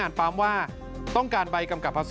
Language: Thai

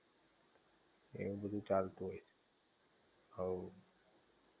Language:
Gujarati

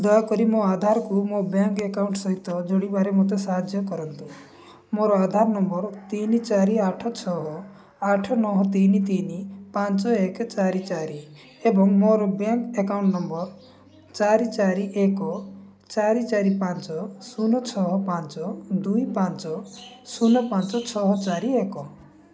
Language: Odia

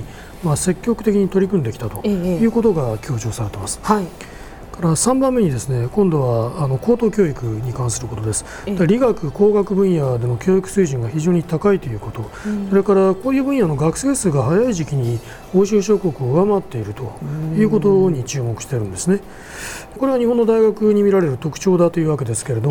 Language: Japanese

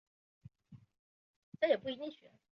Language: Chinese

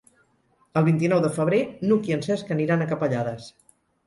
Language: Catalan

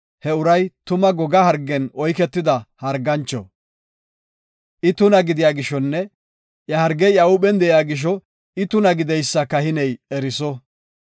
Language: Gofa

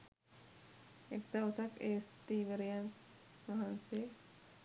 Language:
Sinhala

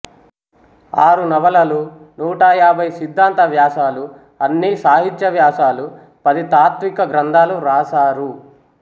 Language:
Telugu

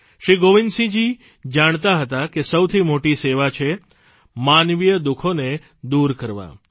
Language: Gujarati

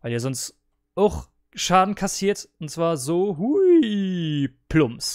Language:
German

